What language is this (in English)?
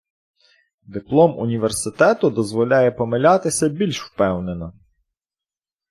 Ukrainian